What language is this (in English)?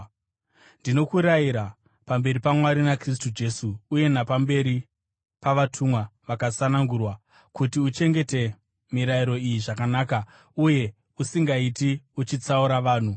Shona